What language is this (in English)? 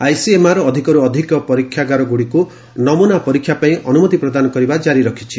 Odia